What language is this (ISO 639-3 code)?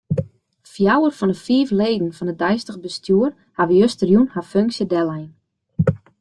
fry